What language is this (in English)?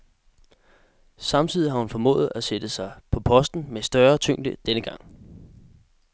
Danish